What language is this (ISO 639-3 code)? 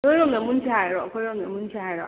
mni